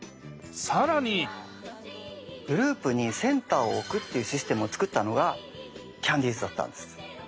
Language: Japanese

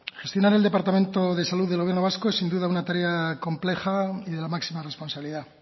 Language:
Spanish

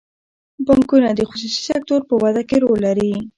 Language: Pashto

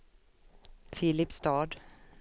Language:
Swedish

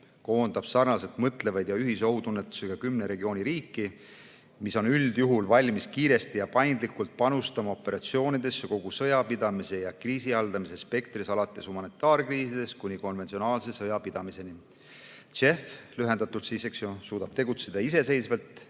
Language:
Estonian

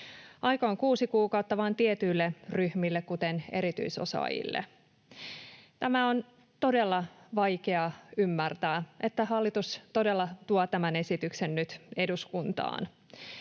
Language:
Finnish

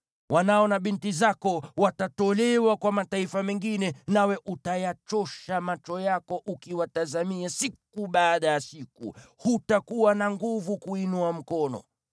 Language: Swahili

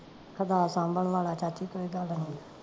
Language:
Punjabi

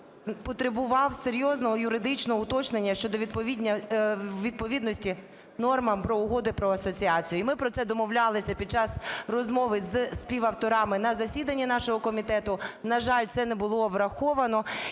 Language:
Ukrainian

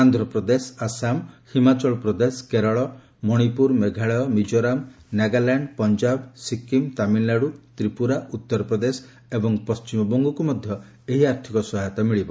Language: Odia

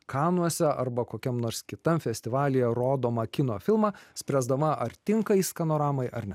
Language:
Lithuanian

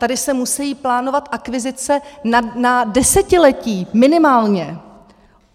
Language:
Czech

